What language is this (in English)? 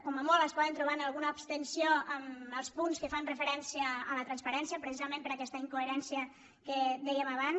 Catalan